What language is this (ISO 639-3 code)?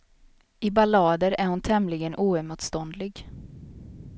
swe